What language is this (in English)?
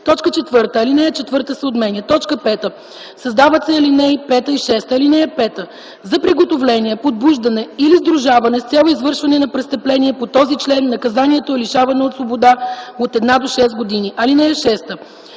Bulgarian